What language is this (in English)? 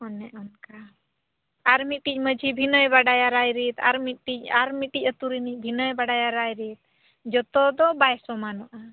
Santali